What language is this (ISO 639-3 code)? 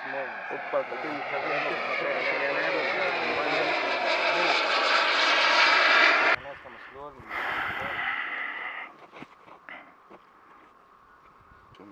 heb